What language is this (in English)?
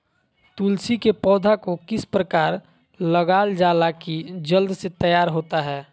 Magahi